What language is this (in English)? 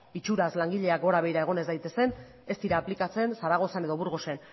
Basque